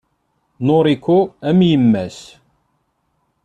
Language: Kabyle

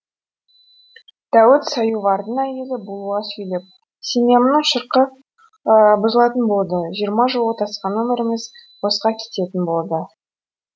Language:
Kazakh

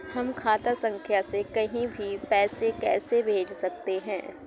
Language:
Hindi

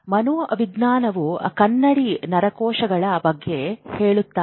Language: Kannada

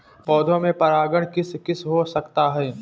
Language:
Hindi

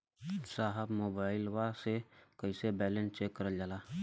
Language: Bhojpuri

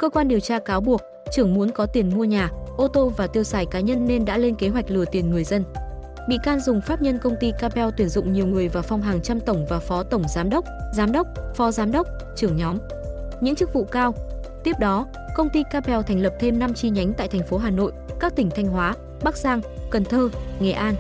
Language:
Vietnamese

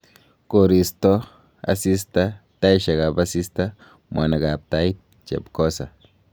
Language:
Kalenjin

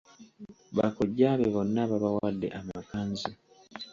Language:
Ganda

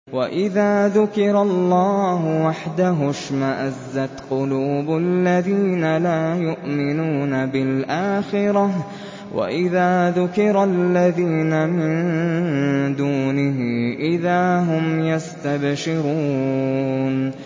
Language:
Arabic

